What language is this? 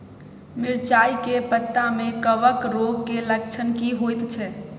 Maithili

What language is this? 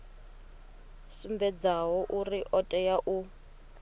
Venda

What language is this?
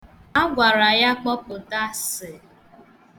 Igbo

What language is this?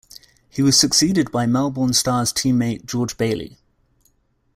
English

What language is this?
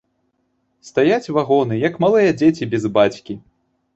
Belarusian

